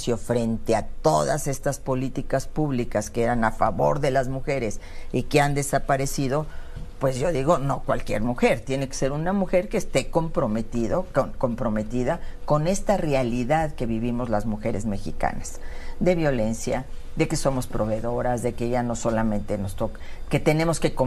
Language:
Spanish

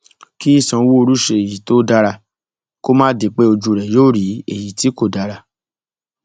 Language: Yoruba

